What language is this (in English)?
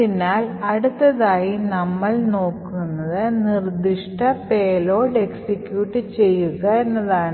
Malayalam